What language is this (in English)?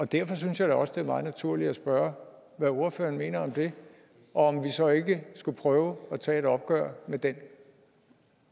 Danish